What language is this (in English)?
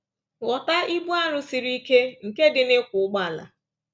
Igbo